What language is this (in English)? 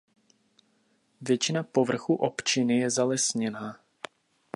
Czech